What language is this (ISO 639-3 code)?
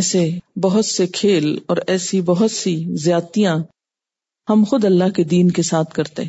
urd